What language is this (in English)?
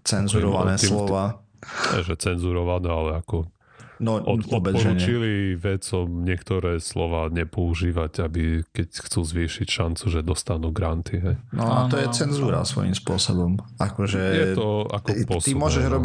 Slovak